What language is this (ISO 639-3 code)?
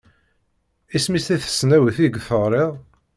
kab